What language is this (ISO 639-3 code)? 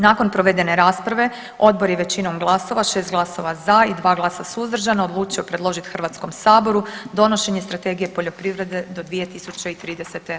hrv